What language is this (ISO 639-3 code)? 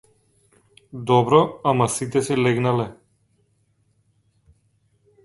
mkd